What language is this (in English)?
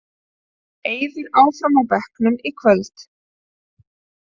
Icelandic